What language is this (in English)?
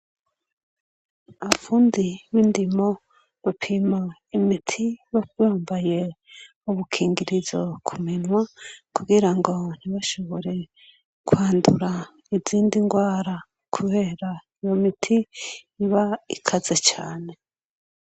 Rundi